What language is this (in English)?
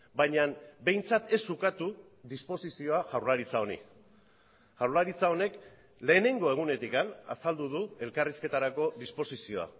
Basque